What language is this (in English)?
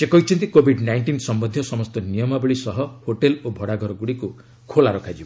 Odia